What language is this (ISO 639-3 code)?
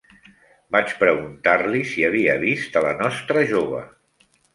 cat